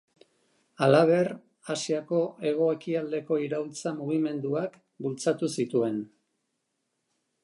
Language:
Basque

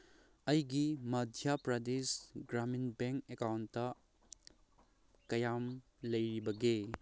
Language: Manipuri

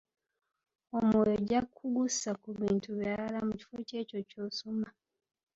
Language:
Ganda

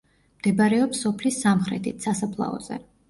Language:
Georgian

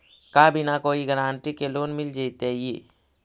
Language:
Magahi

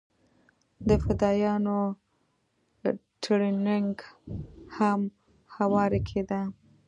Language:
Pashto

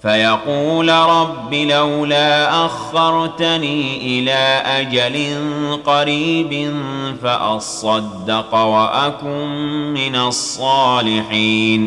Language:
Arabic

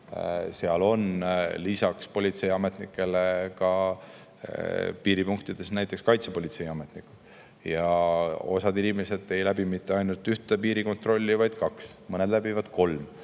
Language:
Estonian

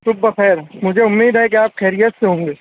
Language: Urdu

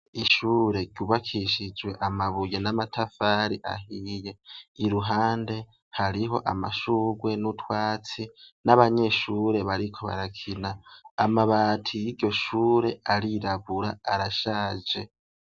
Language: Rundi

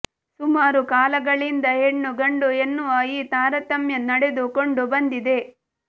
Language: Kannada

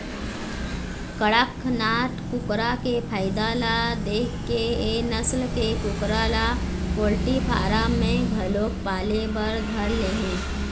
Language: Chhattisgarhi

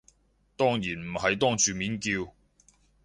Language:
Cantonese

